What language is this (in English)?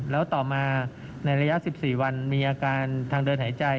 Thai